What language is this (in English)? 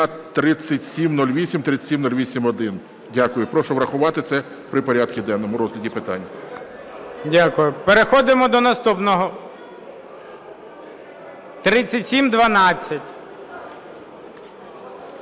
Ukrainian